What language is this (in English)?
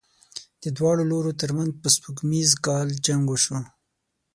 Pashto